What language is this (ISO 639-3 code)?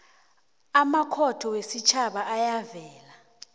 nbl